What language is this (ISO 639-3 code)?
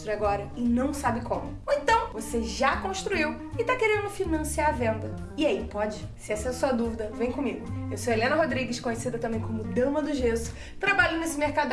por